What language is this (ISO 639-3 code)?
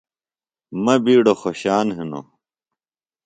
phl